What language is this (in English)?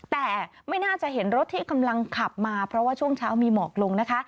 Thai